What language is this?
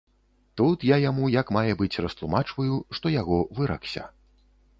Belarusian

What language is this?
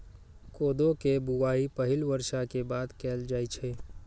Maithili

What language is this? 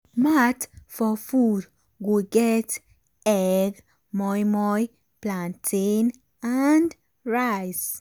Nigerian Pidgin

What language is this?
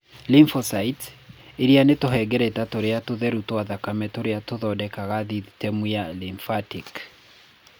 Kikuyu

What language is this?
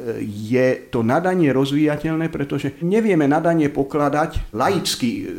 Slovak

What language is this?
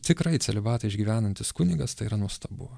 Lithuanian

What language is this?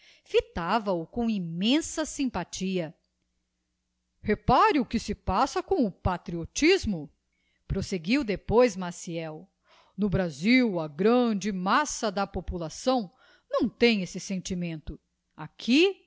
Portuguese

